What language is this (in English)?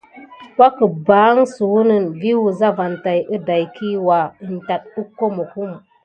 Gidar